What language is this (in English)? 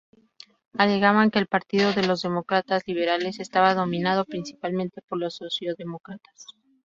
Spanish